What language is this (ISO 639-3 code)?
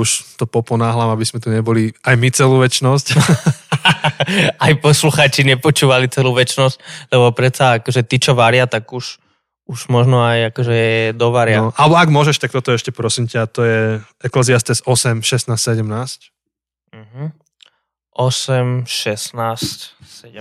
slk